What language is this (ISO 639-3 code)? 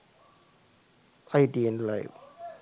sin